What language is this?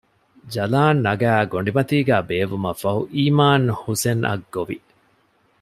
Divehi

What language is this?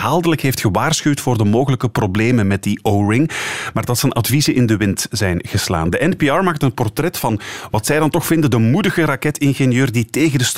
Dutch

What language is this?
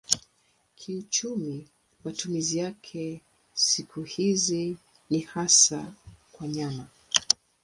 Swahili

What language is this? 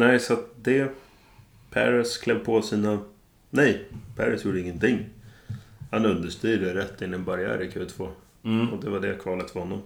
Swedish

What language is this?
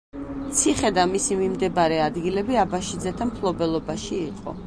Georgian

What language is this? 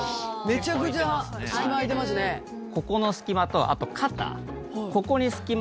Japanese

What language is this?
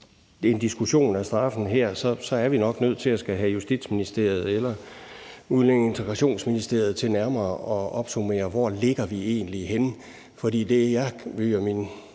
Danish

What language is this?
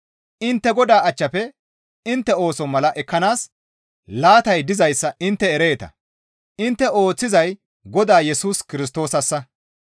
Gamo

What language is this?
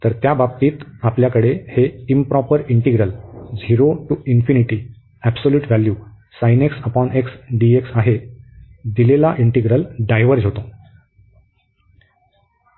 Marathi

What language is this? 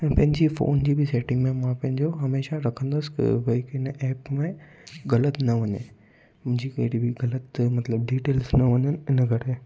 Sindhi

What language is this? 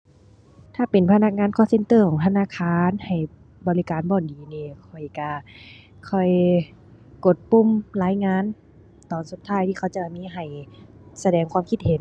Thai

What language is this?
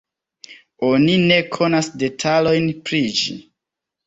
Esperanto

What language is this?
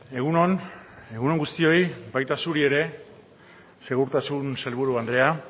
Basque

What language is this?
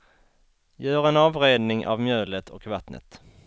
Swedish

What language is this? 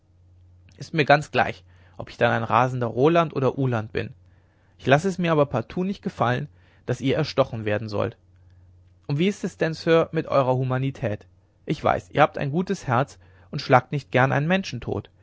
German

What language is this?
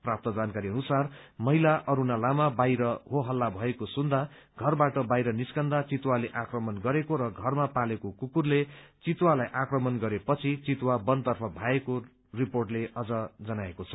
Nepali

